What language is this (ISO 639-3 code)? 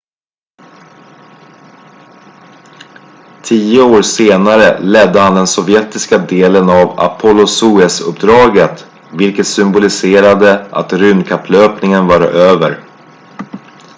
swe